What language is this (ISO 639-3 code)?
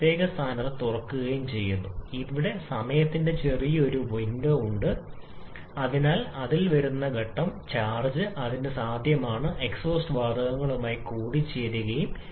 mal